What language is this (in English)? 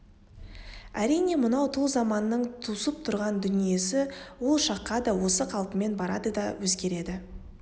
Kazakh